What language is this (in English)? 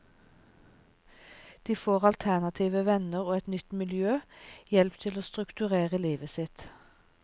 Norwegian